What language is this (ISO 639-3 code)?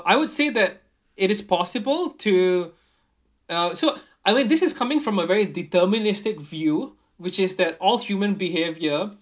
eng